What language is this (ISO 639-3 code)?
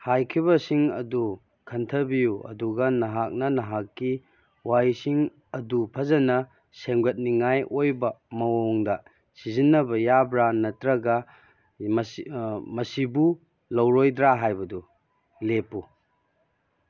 mni